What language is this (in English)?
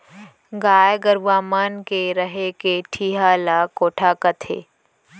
Chhattisgarhi